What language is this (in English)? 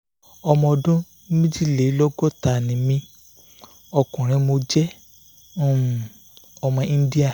Yoruba